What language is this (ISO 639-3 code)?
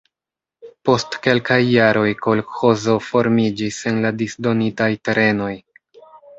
epo